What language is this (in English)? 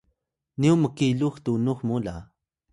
Atayal